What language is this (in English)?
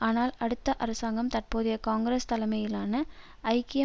Tamil